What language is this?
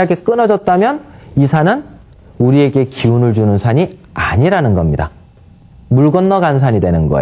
Korean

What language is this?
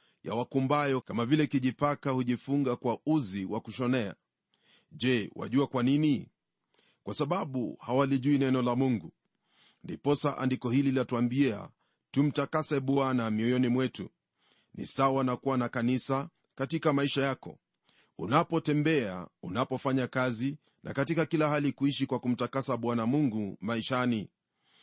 Swahili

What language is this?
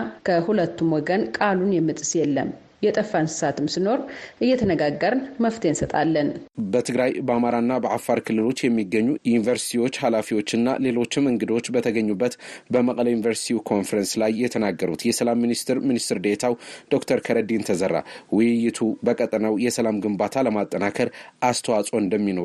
Amharic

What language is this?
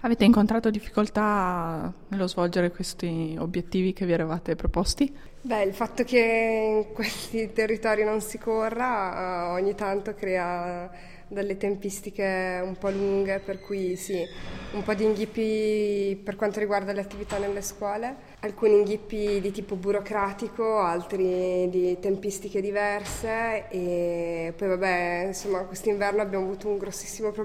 Italian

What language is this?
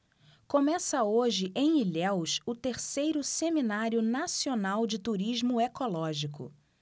Portuguese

